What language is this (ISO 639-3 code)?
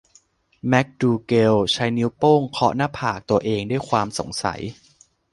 tha